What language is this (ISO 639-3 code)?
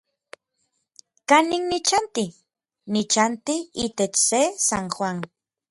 nlv